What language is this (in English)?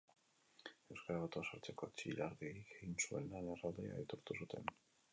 Basque